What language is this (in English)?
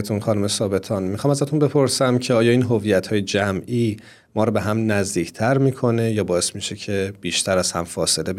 Persian